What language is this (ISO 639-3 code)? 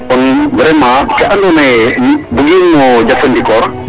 srr